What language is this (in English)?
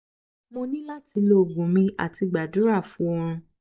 Yoruba